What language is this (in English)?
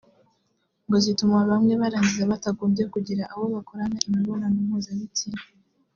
Kinyarwanda